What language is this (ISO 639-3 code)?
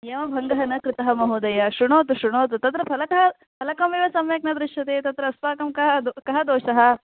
san